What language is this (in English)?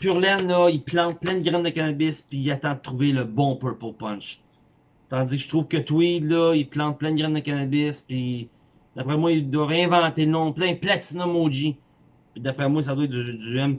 French